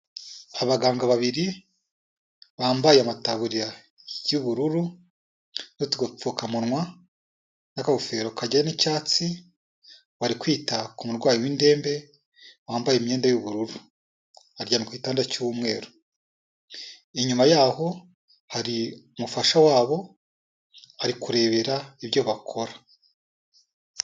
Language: Kinyarwanda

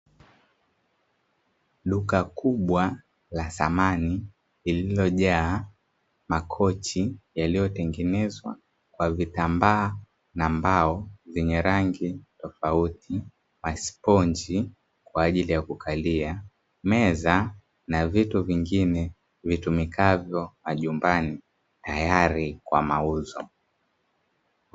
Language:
Swahili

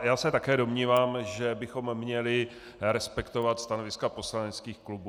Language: Czech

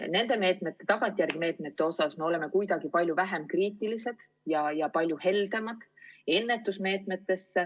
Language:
Estonian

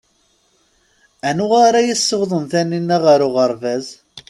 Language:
Kabyle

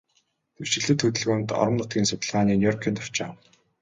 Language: Mongolian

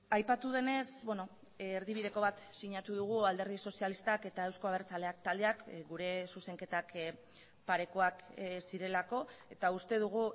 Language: Basque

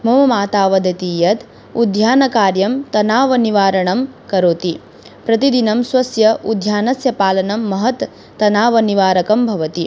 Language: Sanskrit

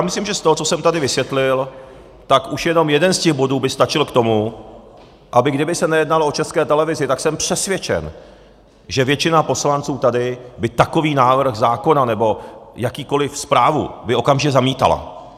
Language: Czech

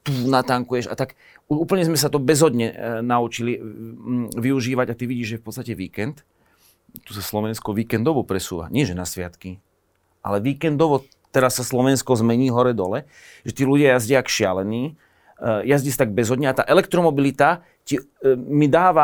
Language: Slovak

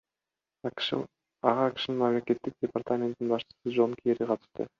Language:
Kyrgyz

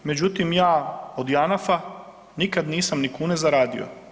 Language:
Croatian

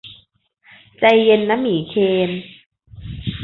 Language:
Thai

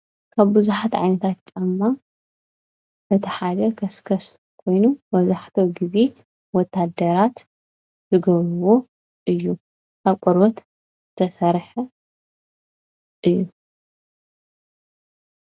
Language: Tigrinya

